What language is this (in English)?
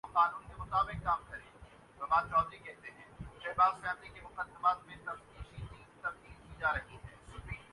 Urdu